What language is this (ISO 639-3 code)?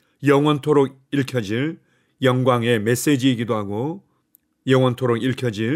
kor